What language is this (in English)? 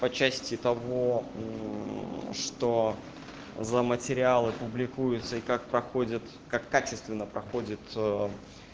Russian